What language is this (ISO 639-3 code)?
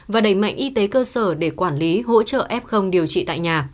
vie